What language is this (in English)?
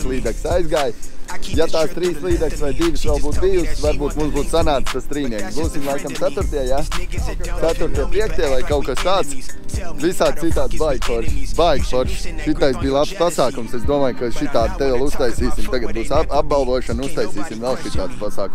Latvian